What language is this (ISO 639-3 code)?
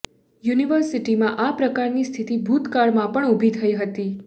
guj